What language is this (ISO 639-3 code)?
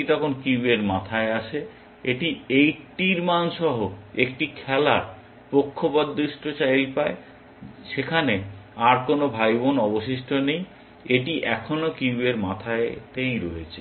ben